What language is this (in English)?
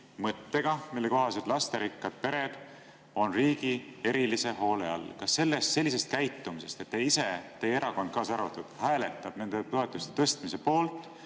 Estonian